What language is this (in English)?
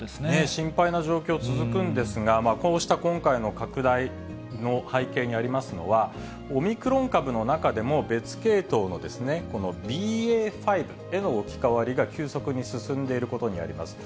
Japanese